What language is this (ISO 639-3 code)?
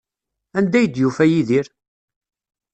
kab